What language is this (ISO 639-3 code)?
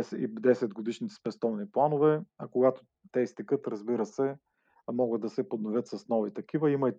bul